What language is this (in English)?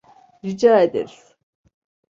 Turkish